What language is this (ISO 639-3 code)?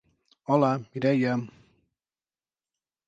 cat